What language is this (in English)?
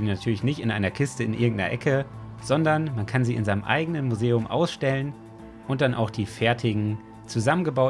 German